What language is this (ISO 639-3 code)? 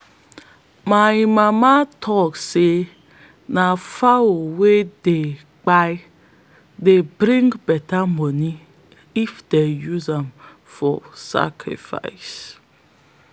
pcm